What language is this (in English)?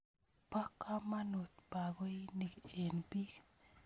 Kalenjin